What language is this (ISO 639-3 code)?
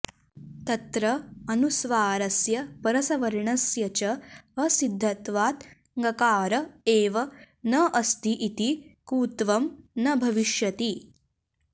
san